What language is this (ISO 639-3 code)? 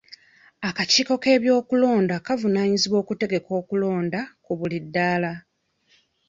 lug